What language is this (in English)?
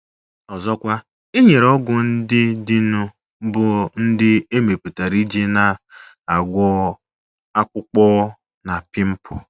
Igbo